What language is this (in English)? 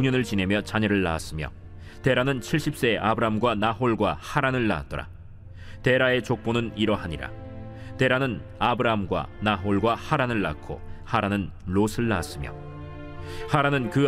Korean